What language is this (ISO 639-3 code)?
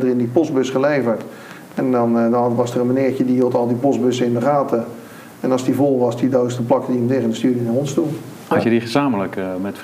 nld